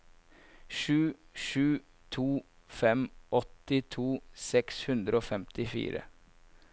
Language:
Norwegian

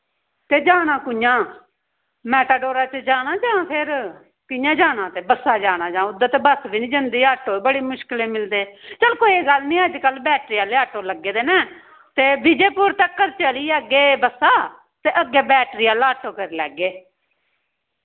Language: Dogri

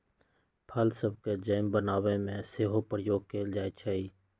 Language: Magahi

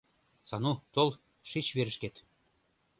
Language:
Mari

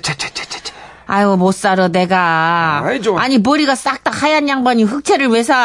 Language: Korean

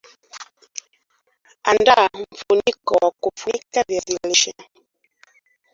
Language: Swahili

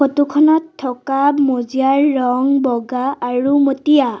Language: Assamese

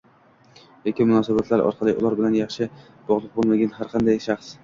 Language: Uzbek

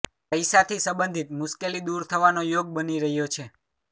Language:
Gujarati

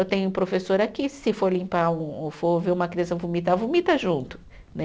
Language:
Portuguese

